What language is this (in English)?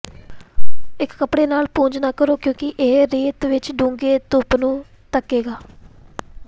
Punjabi